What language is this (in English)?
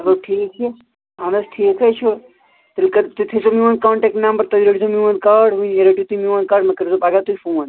Kashmiri